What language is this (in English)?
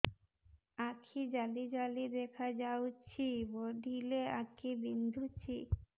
Odia